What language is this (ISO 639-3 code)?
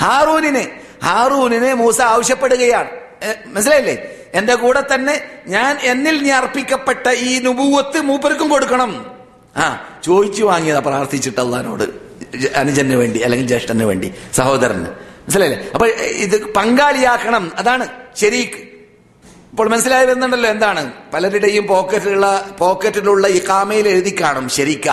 mal